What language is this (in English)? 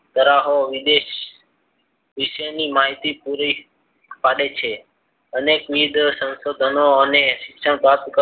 Gujarati